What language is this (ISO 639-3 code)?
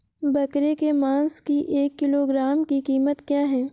hin